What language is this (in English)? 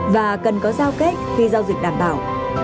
Vietnamese